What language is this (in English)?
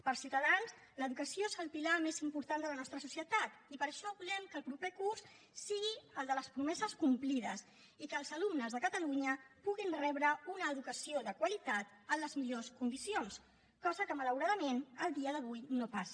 Catalan